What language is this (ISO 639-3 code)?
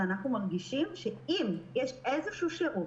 heb